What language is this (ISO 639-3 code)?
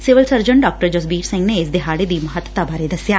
pan